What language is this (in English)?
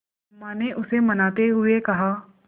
Hindi